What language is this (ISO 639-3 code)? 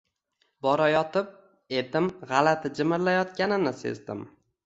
uzb